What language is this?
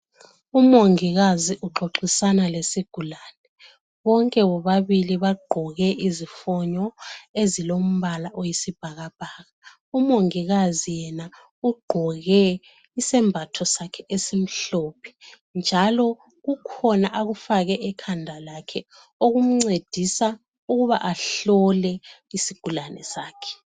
North Ndebele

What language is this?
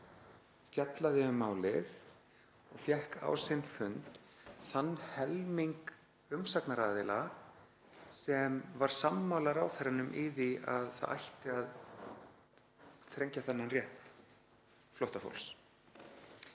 Icelandic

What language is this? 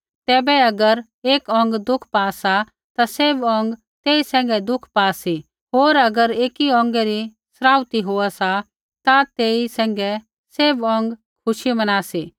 Kullu Pahari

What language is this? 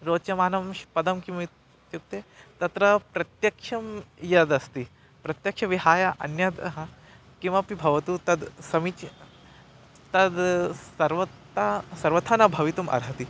Sanskrit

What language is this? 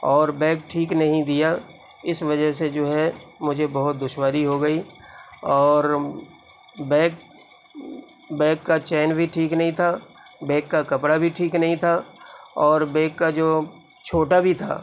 Urdu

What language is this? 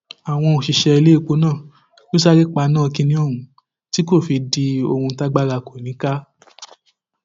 Yoruba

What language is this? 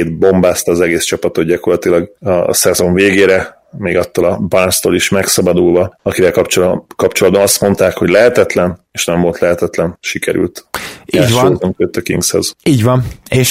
Hungarian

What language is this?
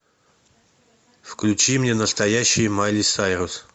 Russian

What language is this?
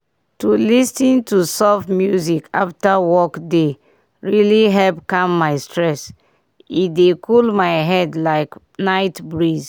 Nigerian Pidgin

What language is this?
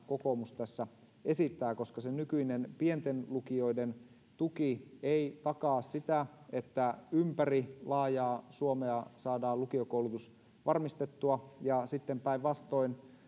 Finnish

